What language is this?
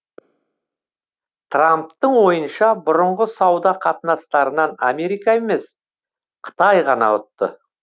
Kazakh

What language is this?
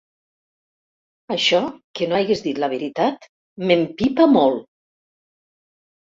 Catalan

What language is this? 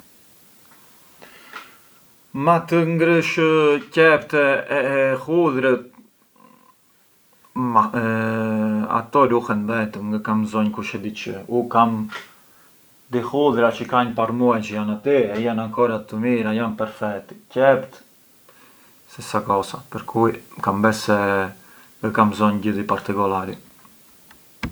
Arbëreshë Albanian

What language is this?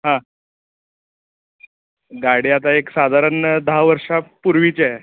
Marathi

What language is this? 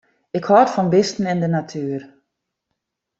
Western Frisian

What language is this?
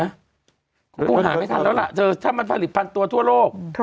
Thai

